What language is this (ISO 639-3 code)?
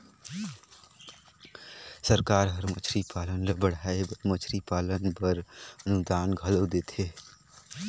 hne